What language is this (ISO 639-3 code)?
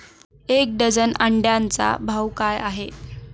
mar